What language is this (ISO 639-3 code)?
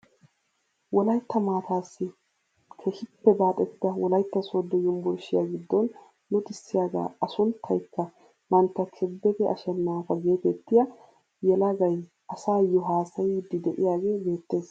wal